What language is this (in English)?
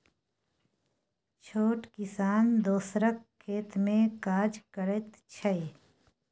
Maithili